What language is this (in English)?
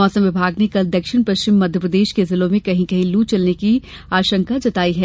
Hindi